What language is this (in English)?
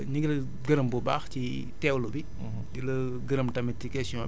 Wolof